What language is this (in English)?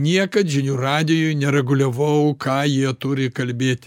Lithuanian